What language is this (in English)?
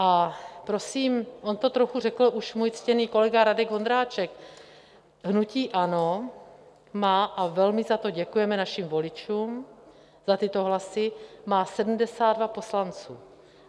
Czech